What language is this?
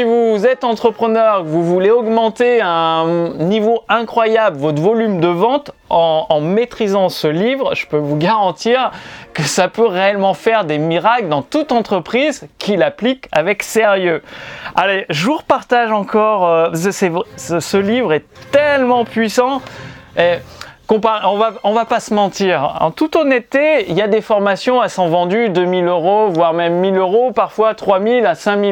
French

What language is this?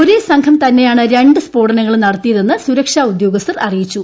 Malayalam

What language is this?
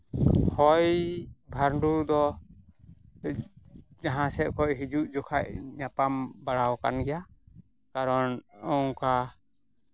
Santali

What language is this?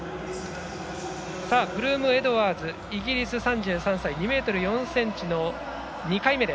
Japanese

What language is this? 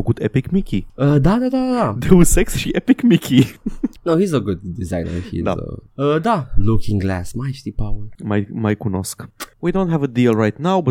Romanian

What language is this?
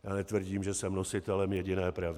Czech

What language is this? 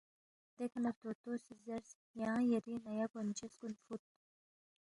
Balti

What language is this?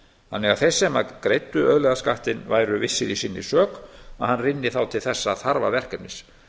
Icelandic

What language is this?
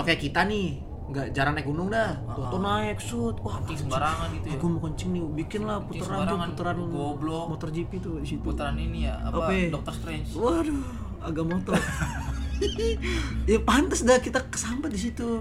Indonesian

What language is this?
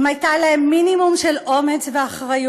Hebrew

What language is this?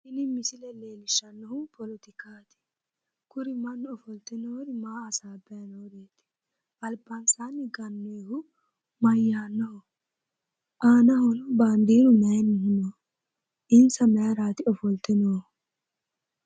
Sidamo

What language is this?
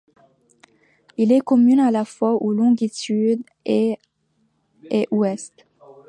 French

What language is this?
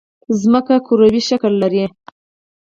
Pashto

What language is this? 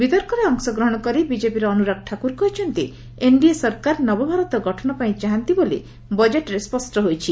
Odia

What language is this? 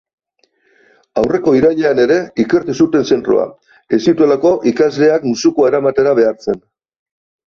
Basque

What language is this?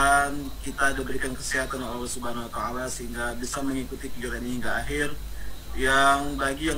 Indonesian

